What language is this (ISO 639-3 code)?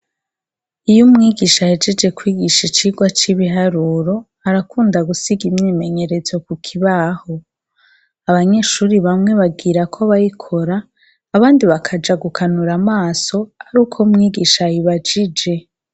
run